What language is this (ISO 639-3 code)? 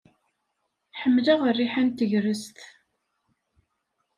kab